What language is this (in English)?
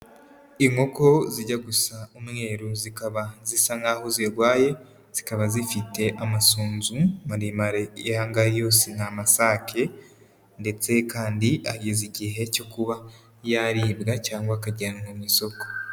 Kinyarwanda